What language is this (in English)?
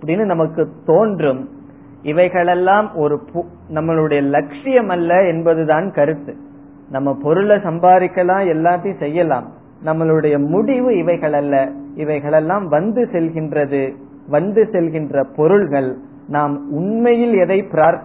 Tamil